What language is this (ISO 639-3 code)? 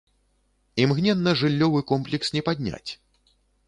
bel